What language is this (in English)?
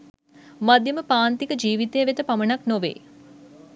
Sinhala